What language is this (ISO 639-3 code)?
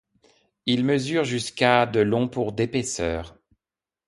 fra